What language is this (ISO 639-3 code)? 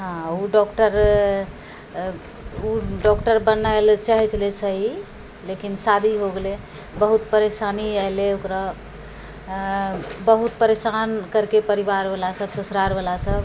mai